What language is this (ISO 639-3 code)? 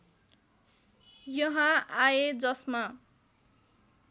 nep